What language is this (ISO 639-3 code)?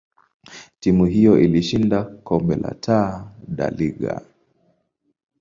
swa